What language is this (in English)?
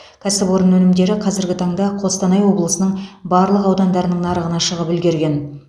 Kazakh